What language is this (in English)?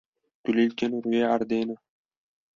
Kurdish